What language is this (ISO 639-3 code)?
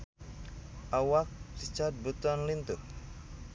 sun